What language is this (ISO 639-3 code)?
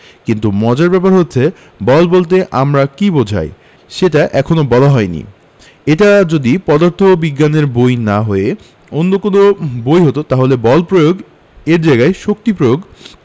ben